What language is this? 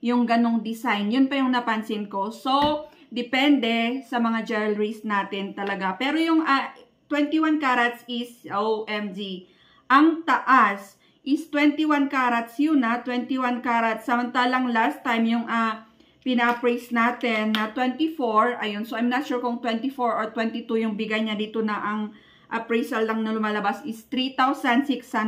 Filipino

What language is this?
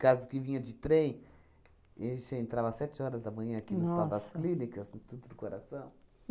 Portuguese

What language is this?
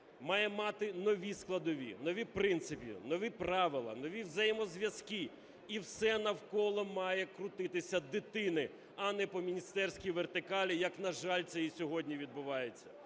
Ukrainian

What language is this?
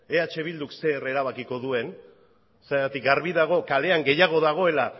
Basque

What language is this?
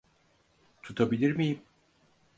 Turkish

